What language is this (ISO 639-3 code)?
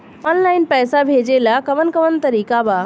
bho